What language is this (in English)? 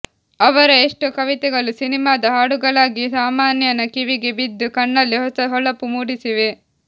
Kannada